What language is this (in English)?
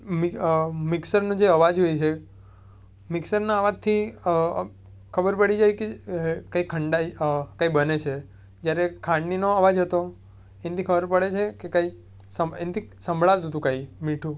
Gujarati